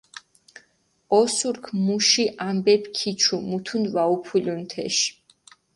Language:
Mingrelian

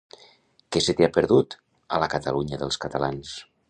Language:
Catalan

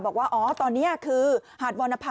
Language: Thai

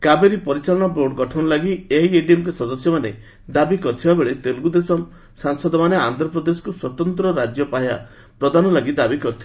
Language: Odia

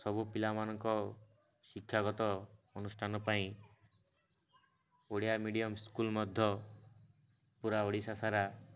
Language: Odia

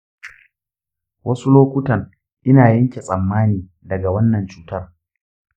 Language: Hausa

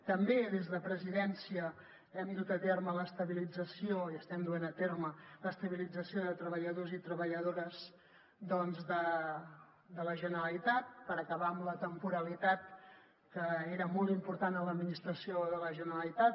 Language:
Catalan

